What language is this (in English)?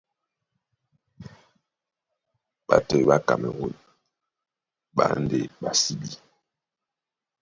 Duala